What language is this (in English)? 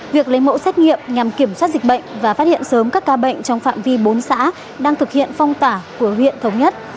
Vietnamese